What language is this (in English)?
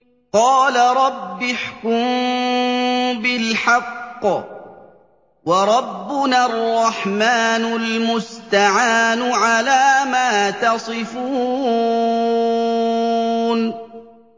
Arabic